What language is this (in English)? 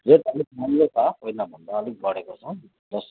Nepali